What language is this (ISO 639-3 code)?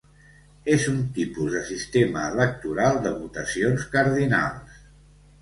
cat